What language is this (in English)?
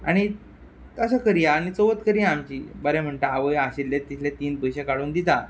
Konkani